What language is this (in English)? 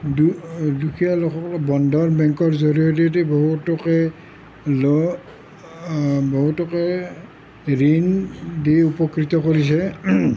Assamese